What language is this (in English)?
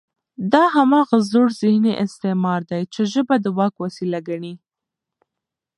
Pashto